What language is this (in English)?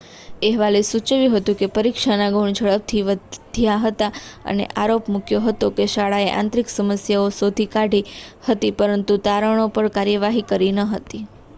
Gujarati